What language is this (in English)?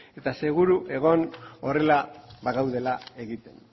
Basque